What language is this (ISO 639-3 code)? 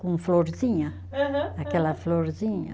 por